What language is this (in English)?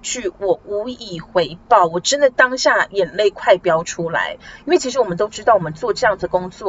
Chinese